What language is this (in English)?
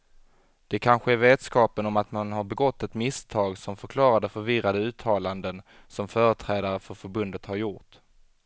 Swedish